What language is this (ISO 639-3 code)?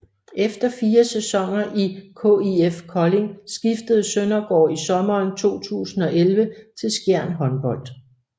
dan